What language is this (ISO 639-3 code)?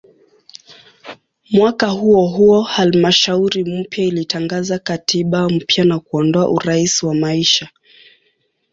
swa